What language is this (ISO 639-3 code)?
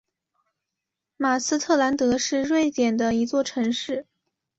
zho